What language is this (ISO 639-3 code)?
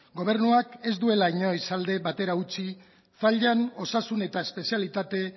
eus